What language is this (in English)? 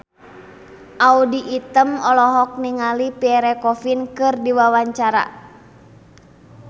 Sundanese